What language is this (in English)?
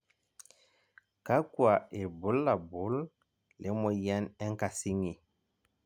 Masai